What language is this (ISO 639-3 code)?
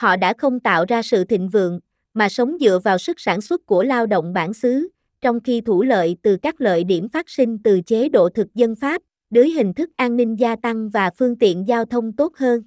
vie